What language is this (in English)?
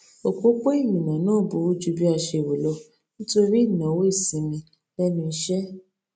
Yoruba